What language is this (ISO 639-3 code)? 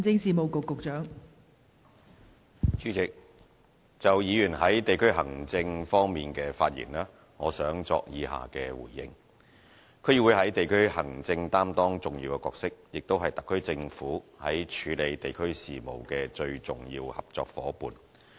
yue